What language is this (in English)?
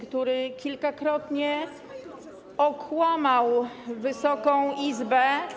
Polish